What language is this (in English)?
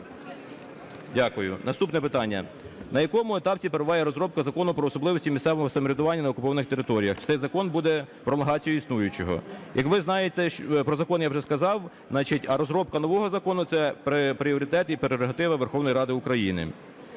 Ukrainian